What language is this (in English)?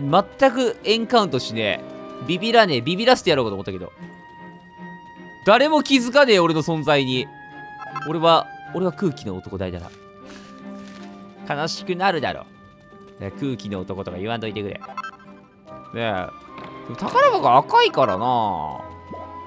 Japanese